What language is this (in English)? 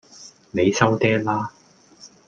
Cantonese